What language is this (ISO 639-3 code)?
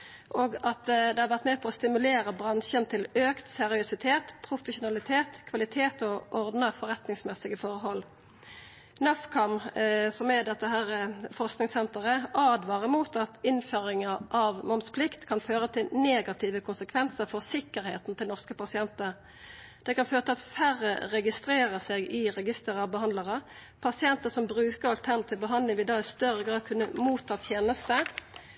nno